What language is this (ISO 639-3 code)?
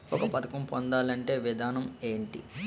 tel